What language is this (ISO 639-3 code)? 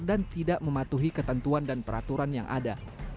ind